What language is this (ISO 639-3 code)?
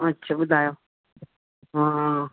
snd